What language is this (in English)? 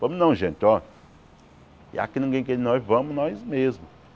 Portuguese